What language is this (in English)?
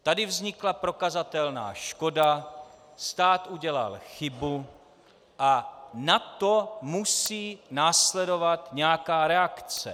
Czech